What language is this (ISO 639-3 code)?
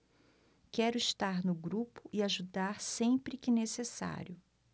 por